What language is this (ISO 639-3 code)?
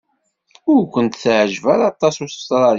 kab